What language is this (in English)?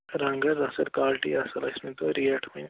Kashmiri